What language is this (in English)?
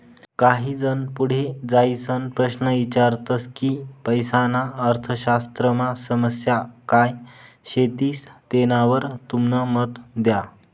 Marathi